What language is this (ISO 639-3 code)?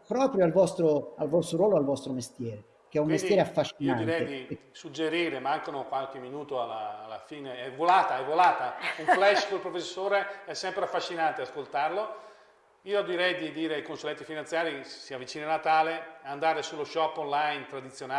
ita